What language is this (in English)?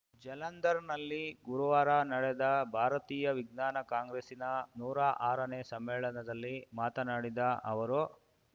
Kannada